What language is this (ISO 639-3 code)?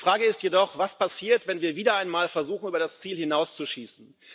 deu